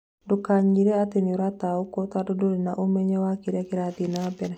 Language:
Kikuyu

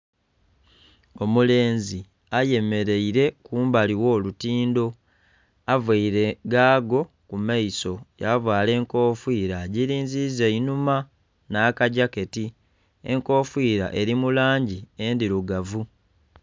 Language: Soga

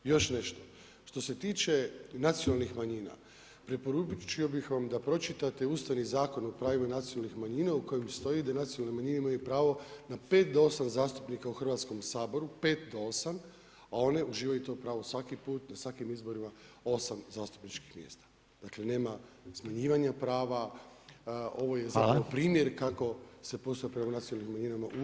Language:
Croatian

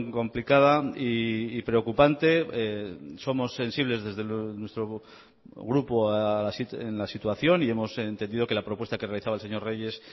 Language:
Spanish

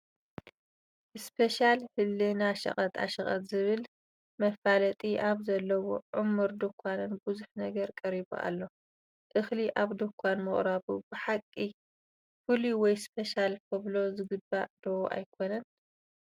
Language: Tigrinya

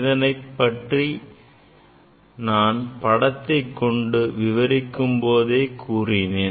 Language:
Tamil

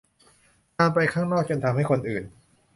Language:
Thai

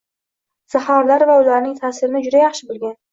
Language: Uzbek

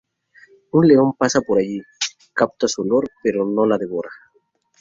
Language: Spanish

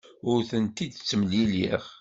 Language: Kabyle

